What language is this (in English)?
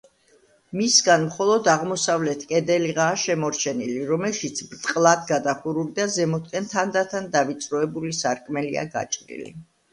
Georgian